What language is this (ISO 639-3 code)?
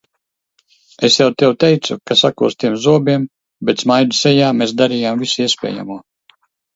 lav